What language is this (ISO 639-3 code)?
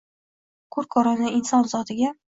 uzb